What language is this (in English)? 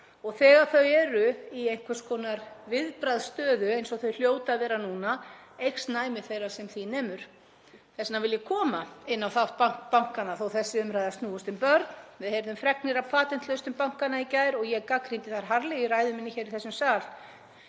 Icelandic